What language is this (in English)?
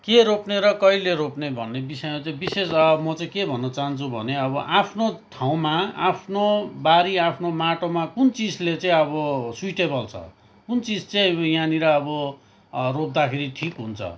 Nepali